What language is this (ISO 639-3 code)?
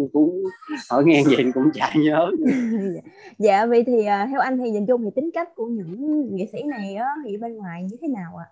vie